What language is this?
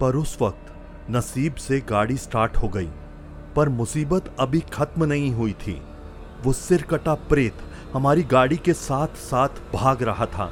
Hindi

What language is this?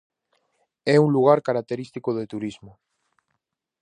Galician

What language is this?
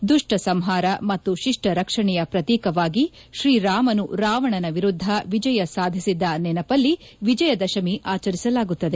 Kannada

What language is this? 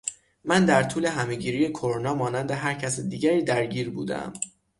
Persian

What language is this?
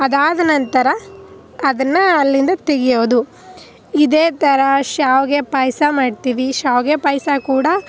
Kannada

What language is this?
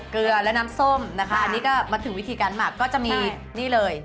Thai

